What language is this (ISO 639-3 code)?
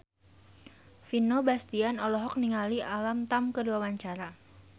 sun